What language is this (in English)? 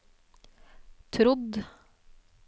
Norwegian